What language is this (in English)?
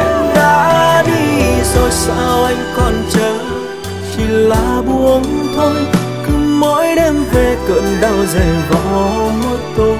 Vietnamese